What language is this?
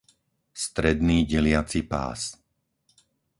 Slovak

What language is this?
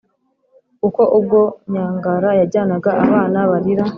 Kinyarwanda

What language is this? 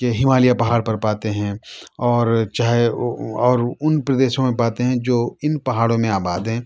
Urdu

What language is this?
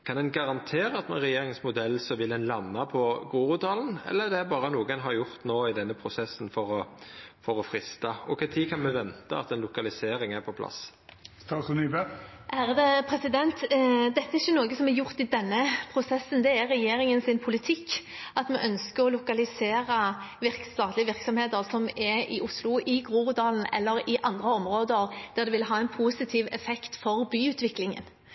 Norwegian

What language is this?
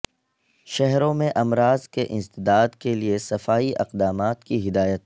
Urdu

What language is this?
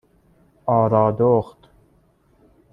Persian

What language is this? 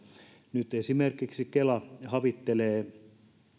Finnish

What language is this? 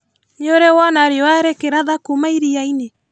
Kikuyu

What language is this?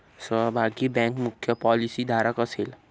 Marathi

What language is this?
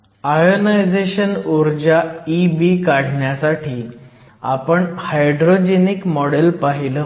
Marathi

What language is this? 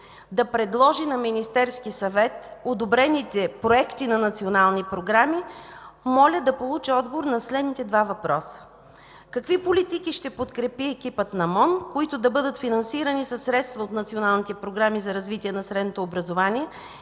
Bulgarian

